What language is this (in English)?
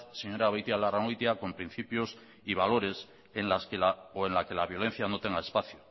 Spanish